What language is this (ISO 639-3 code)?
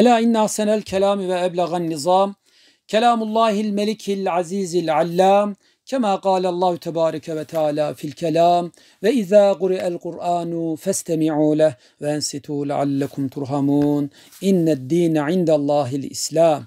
tur